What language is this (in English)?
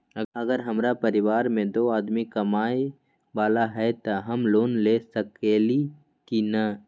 Magahi